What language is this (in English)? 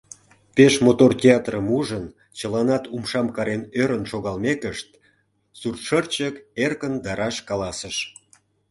Mari